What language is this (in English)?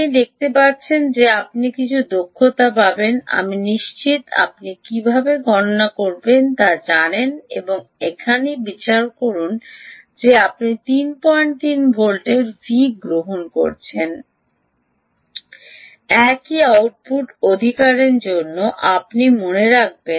Bangla